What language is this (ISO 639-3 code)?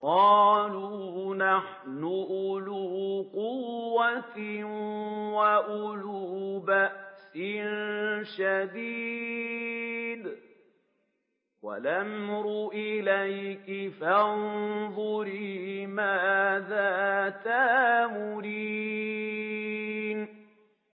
ara